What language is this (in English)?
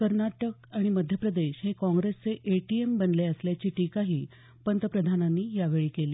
Marathi